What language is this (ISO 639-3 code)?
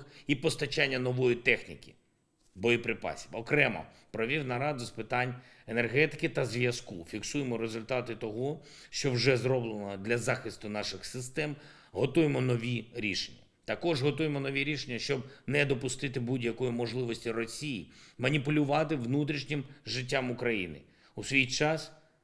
ukr